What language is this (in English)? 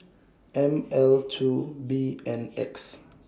English